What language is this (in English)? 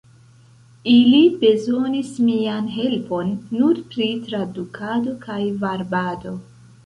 Esperanto